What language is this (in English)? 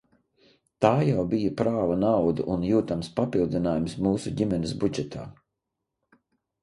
Latvian